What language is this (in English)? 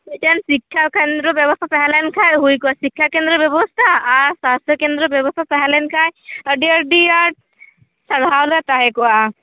Santali